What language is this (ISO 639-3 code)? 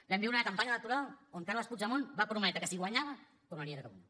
cat